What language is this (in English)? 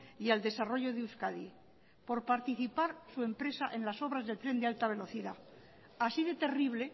Spanish